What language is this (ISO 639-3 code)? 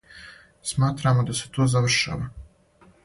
srp